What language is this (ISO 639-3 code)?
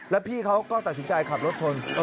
tha